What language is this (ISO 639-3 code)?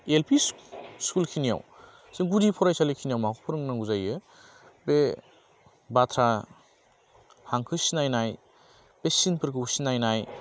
brx